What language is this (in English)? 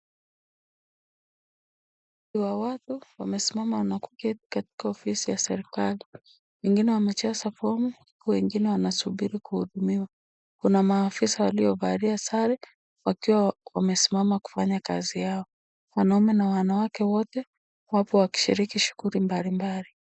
Swahili